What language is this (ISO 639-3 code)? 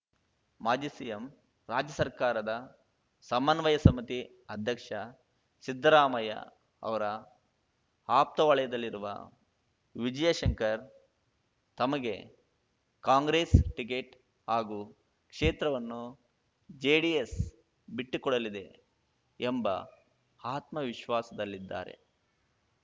kan